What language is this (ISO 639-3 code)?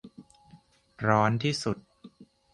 tha